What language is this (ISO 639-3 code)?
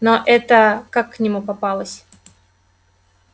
rus